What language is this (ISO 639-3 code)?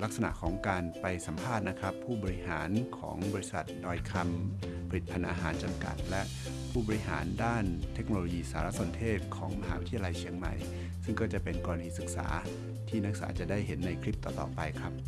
tha